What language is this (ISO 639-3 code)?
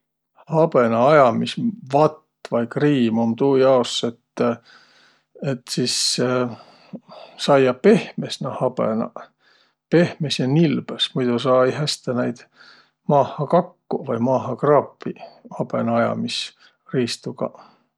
vro